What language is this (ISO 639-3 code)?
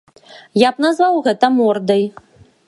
bel